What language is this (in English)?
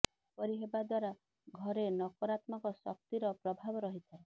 Odia